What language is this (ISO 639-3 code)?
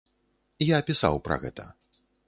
bel